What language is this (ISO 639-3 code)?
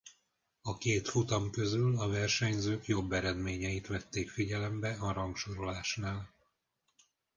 hun